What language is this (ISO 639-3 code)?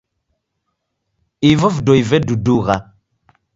dav